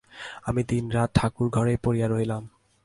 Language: Bangla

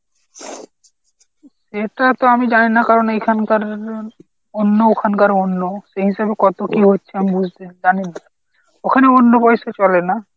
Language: Bangla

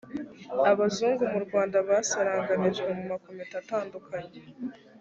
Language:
Kinyarwanda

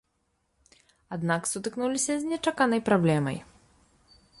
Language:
Belarusian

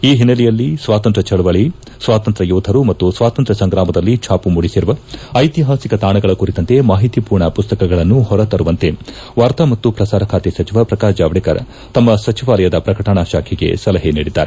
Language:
Kannada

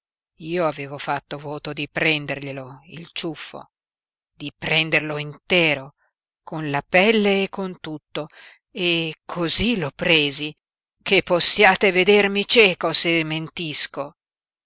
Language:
Italian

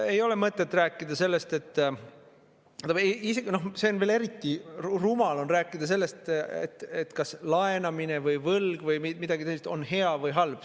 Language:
Estonian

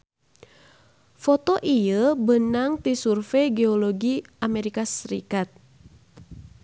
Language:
Sundanese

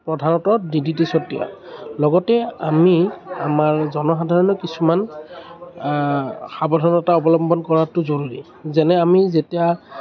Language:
Assamese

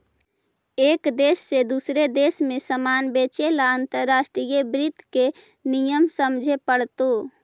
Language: Magahi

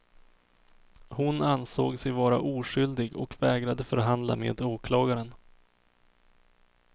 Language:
Swedish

